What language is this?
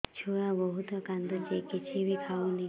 Odia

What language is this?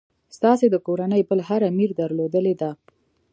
Pashto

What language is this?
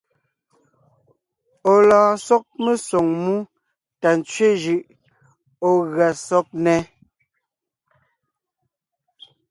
Ngiemboon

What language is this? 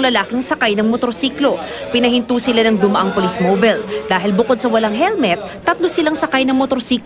Filipino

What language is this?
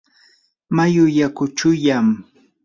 Yanahuanca Pasco Quechua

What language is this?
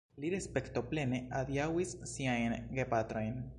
Esperanto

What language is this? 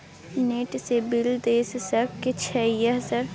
Maithili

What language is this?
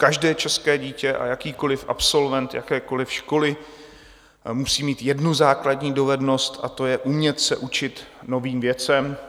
Czech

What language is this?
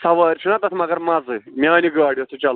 Kashmiri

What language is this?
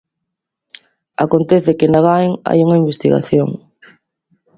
Galician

